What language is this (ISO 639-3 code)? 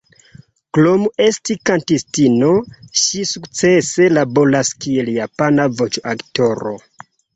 epo